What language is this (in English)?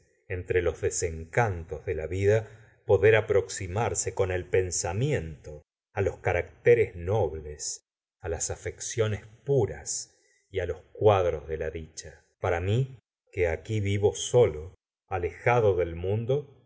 Spanish